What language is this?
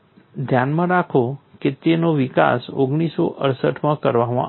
Gujarati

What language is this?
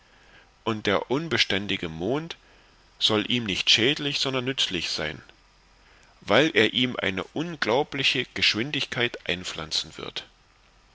German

